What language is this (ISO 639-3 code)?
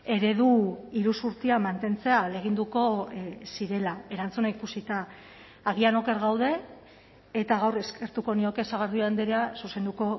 eus